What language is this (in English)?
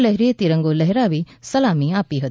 Gujarati